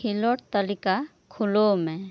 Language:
Santali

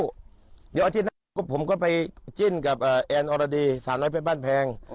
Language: Thai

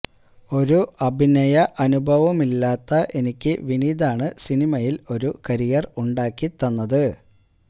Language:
Malayalam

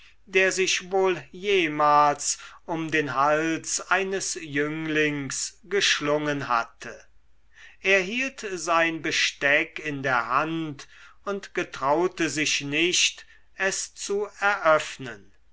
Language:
German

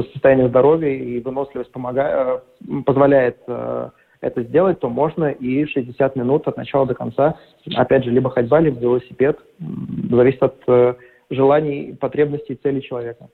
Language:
Russian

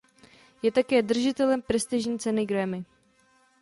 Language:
Czech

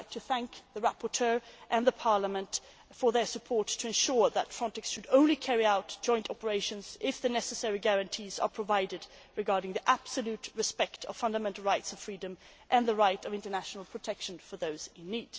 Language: English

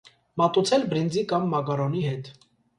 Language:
Armenian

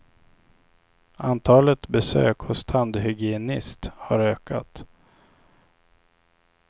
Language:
Swedish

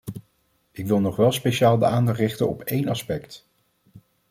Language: Dutch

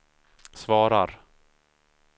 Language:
Swedish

